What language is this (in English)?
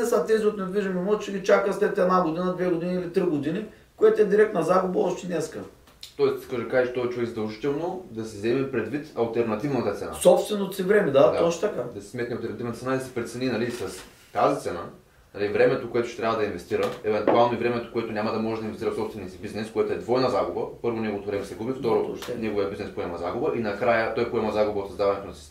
Bulgarian